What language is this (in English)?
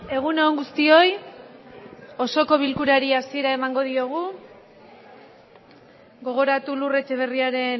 Basque